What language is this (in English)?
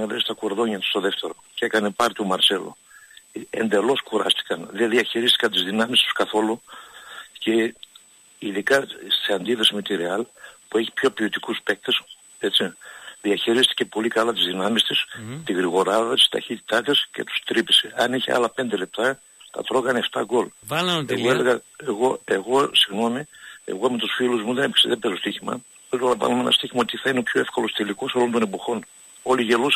Greek